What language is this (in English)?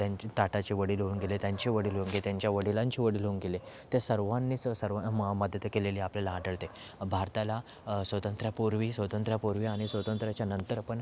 Marathi